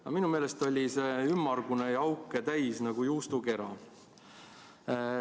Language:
Estonian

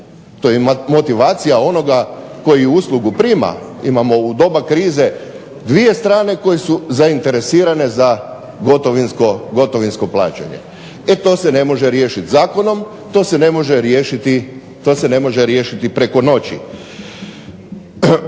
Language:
Croatian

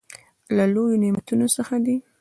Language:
Pashto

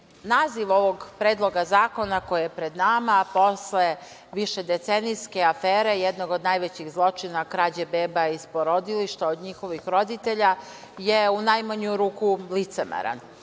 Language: Serbian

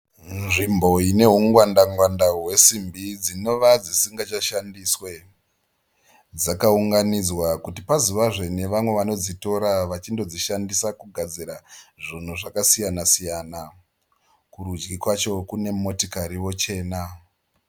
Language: Shona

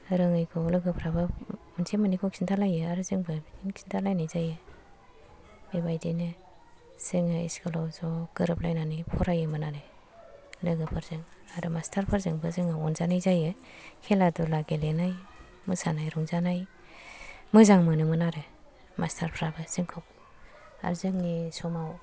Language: Bodo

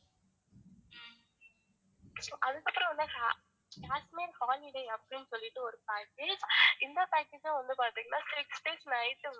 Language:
Tamil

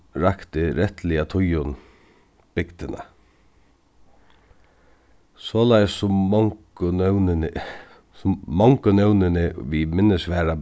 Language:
Faroese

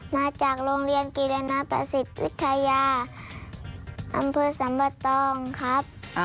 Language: Thai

